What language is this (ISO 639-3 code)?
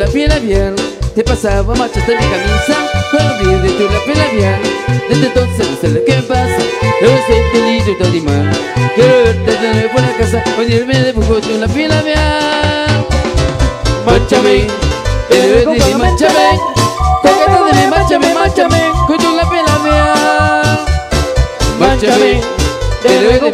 spa